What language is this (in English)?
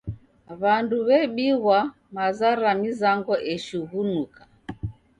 Taita